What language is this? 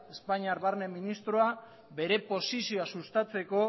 Basque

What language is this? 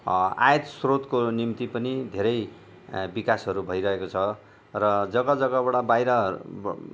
Nepali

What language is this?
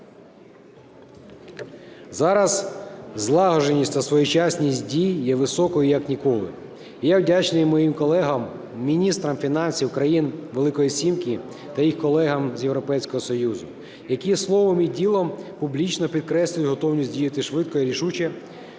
Ukrainian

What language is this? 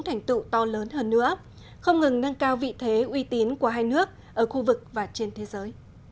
Vietnamese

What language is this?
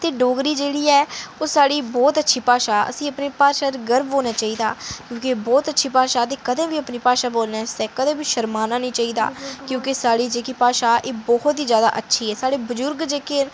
Dogri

